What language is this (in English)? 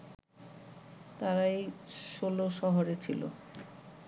Bangla